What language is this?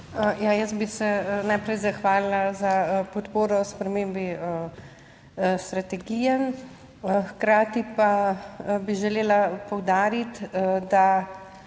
Slovenian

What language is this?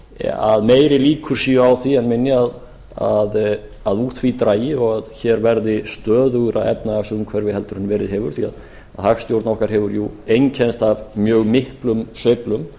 Icelandic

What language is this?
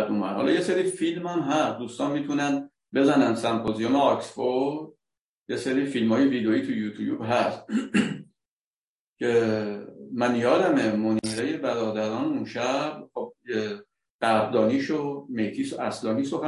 Persian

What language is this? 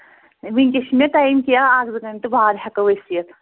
Kashmiri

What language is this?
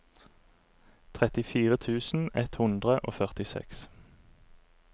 Norwegian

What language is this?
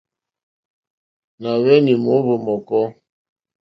Mokpwe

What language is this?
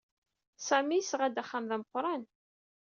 Kabyle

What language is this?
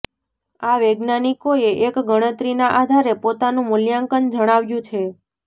Gujarati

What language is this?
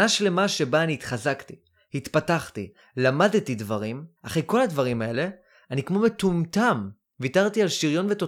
Hebrew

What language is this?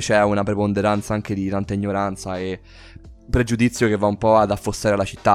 Italian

